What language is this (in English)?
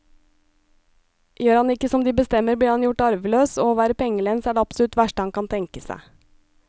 Norwegian